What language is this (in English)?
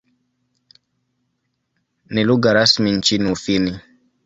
Swahili